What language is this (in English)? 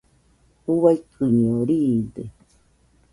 Nüpode Huitoto